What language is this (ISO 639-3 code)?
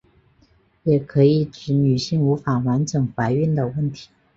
zho